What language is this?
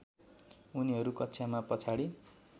Nepali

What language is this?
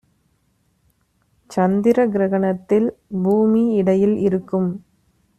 Tamil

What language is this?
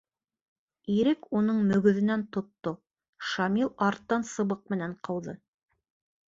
Bashkir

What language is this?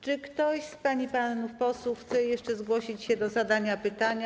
Polish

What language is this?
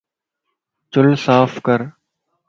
Lasi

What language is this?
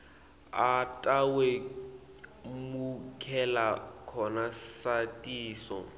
Swati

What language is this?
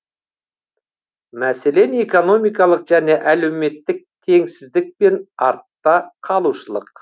Kazakh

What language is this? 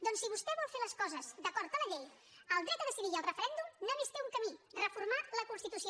Catalan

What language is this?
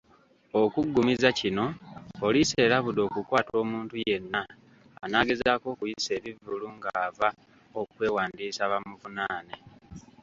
Ganda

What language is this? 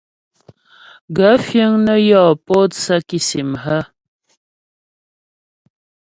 Ghomala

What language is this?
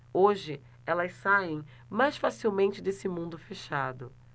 Portuguese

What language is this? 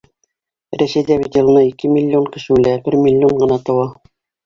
Bashkir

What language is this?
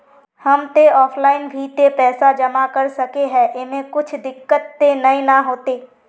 Magahi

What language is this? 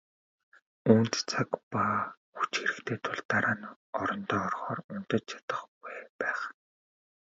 Mongolian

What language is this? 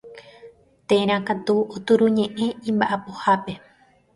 Guarani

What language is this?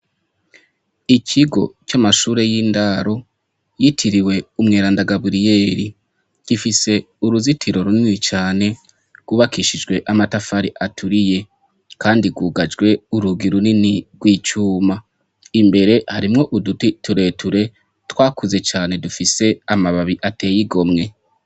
Rundi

